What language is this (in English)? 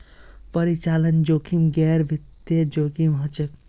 Magahi